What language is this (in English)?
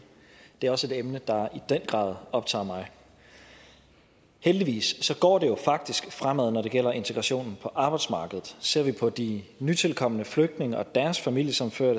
Danish